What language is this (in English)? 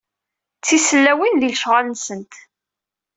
Kabyle